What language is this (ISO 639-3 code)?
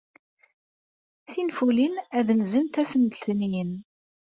kab